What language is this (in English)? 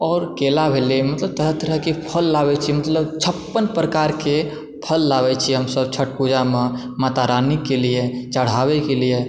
Maithili